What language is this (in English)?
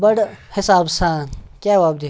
Kashmiri